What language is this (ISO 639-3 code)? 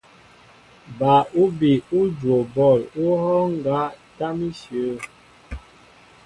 mbo